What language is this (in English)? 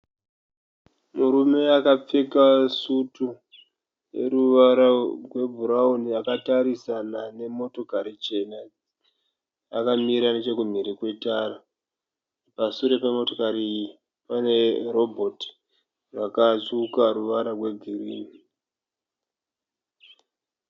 Shona